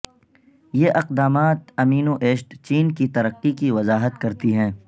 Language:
Urdu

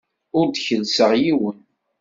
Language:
Kabyle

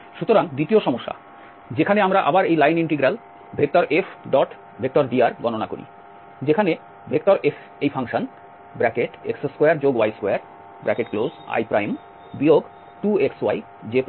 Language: Bangla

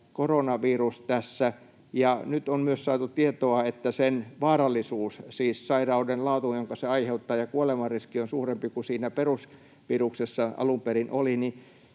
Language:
Finnish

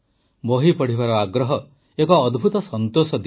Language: Odia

